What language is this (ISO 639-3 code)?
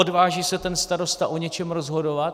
ces